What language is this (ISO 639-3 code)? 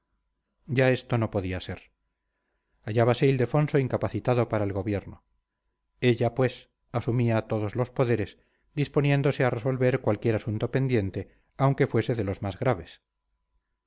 spa